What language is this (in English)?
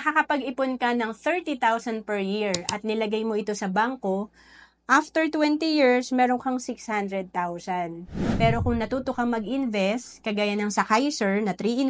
Filipino